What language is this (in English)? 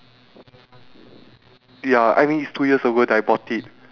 English